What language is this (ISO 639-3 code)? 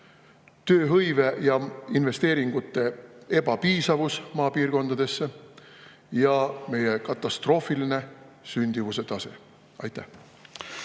est